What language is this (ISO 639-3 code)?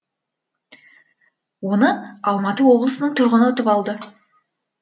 kaz